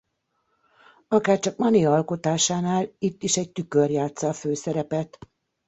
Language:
Hungarian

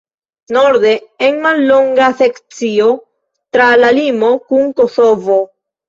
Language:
Esperanto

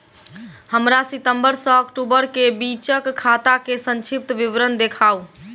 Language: Maithili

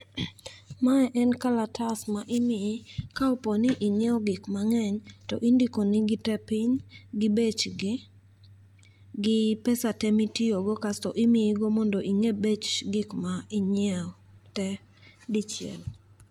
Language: Luo (Kenya and Tanzania)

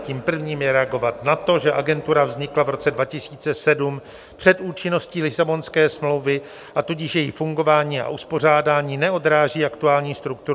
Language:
Czech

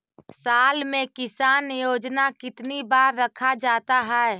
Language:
Magahi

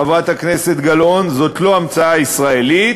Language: Hebrew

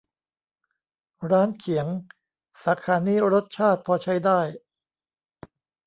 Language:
Thai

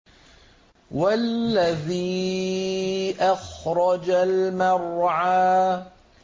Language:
Arabic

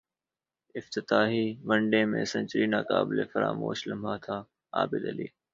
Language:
Urdu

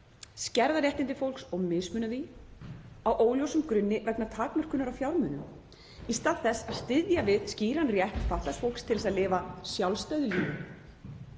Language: Icelandic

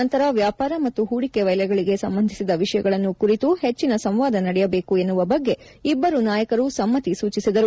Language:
Kannada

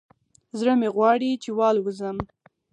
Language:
Pashto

